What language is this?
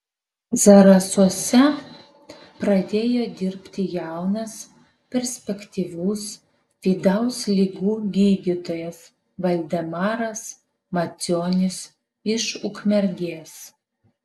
Lithuanian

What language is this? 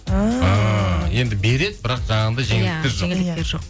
Kazakh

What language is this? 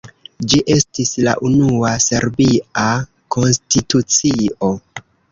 Esperanto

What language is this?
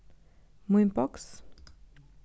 Faroese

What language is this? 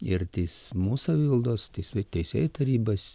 Lithuanian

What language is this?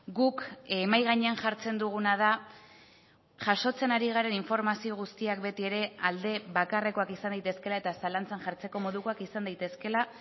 Basque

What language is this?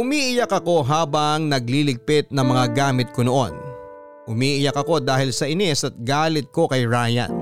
Filipino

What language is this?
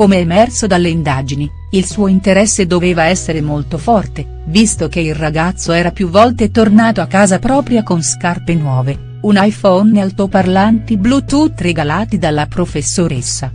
Italian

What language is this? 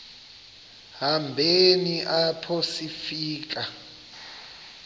Xhosa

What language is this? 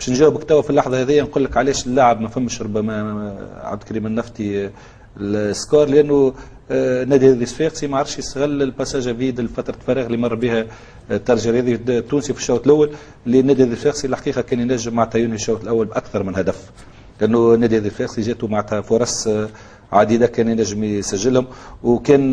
Arabic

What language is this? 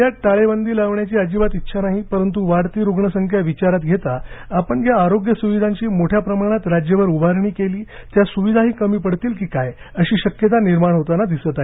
Marathi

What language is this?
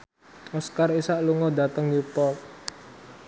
Javanese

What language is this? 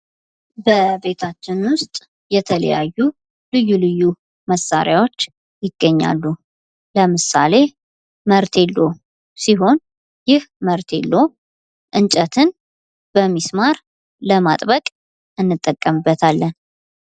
Amharic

